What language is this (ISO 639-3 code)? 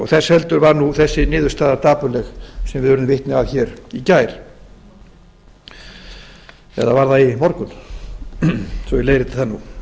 isl